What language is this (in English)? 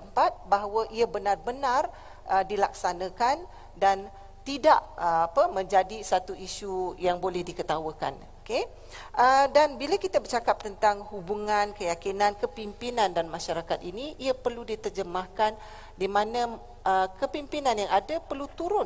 Malay